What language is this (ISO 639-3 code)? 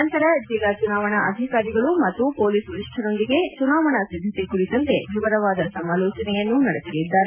kan